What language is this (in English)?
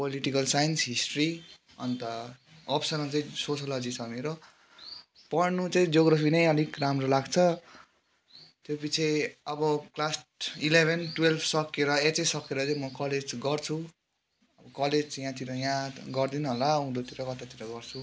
Nepali